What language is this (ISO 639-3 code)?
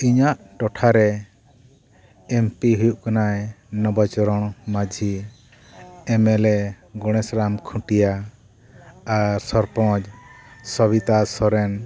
sat